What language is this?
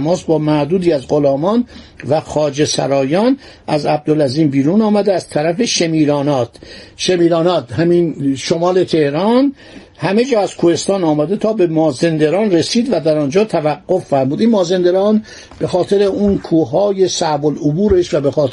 Persian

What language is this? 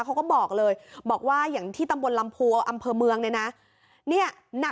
Thai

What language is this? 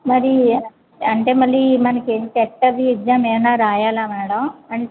Telugu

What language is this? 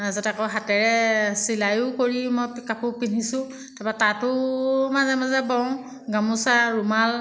Assamese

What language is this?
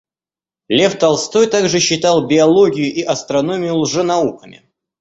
Russian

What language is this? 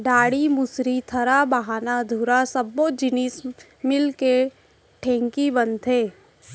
Chhattisgarhi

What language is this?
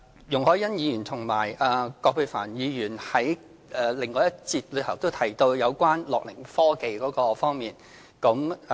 Cantonese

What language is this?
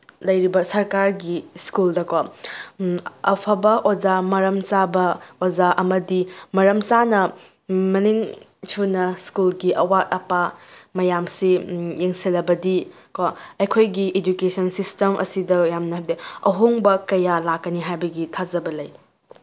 Manipuri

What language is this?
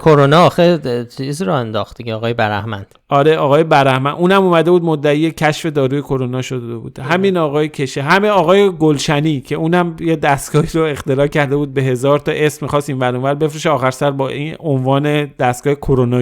Persian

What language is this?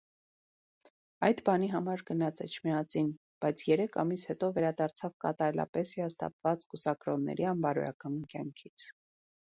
Armenian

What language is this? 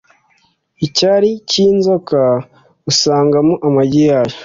Kinyarwanda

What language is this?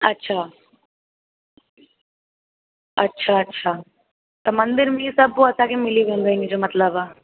Sindhi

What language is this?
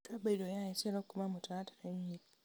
Kikuyu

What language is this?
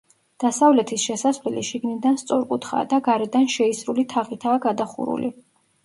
Georgian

